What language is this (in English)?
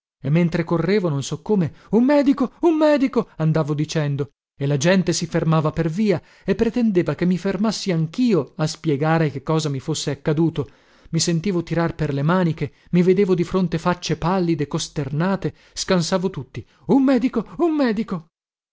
Italian